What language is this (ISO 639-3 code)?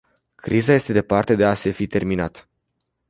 ron